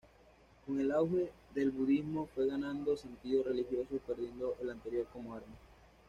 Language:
Spanish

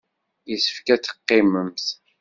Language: Kabyle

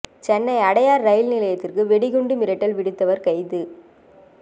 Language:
Tamil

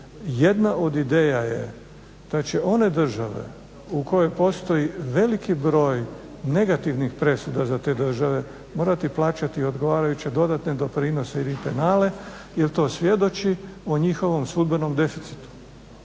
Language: Croatian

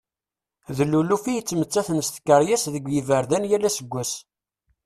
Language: Kabyle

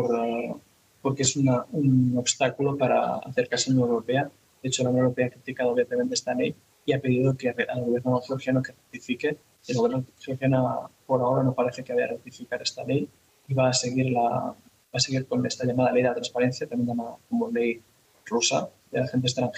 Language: Spanish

